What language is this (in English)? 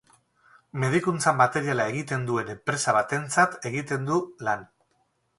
Basque